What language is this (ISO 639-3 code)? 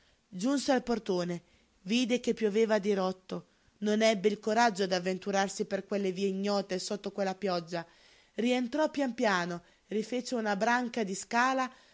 ita